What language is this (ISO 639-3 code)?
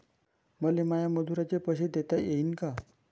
mar